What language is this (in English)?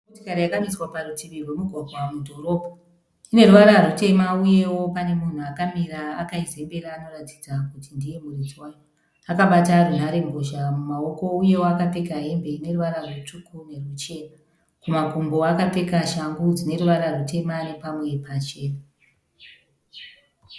Shona